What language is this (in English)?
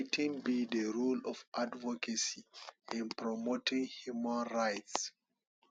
Nigerian Pidgin